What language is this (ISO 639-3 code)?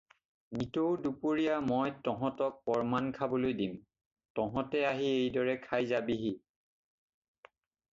asm